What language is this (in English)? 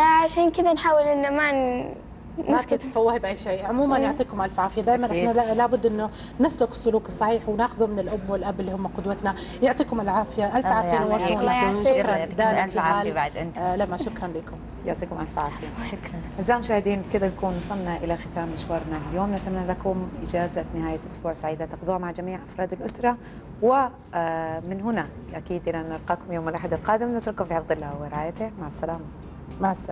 Arabic